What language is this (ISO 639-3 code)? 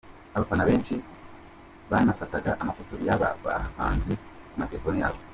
kin